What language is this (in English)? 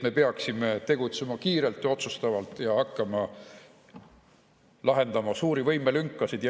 Estonian